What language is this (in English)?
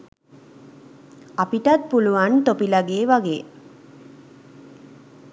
Sinhala